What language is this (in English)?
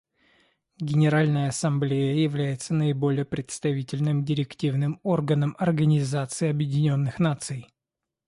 Russian